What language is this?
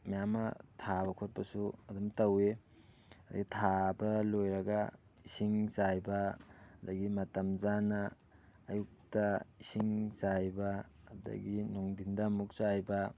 Manipuri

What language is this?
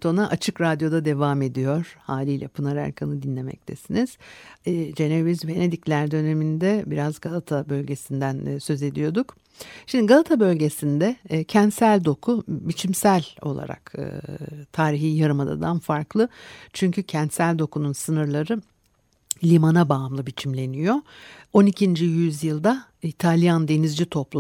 Turkish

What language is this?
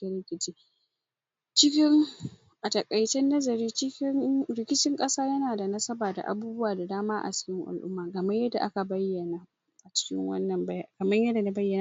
Hausa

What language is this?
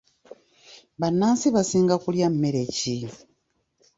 Ganda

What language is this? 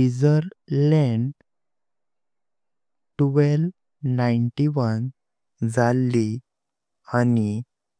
Konkani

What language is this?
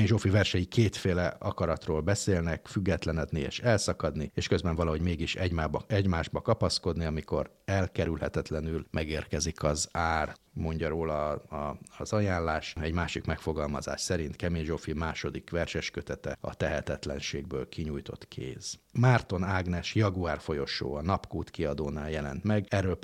Hungarian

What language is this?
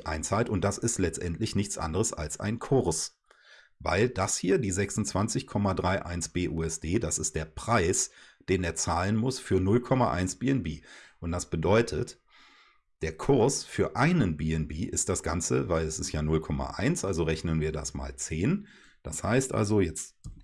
German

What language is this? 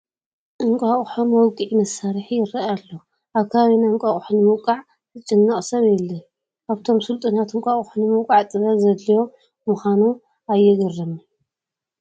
Tigrinya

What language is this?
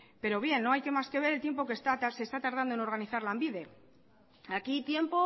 Spanish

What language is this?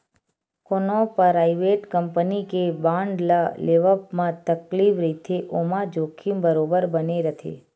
Chhattisgarhi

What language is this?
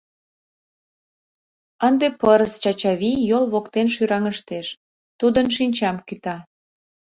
Mari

